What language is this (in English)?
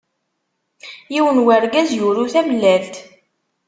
Kabyle